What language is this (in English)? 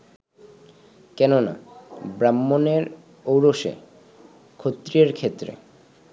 Bangla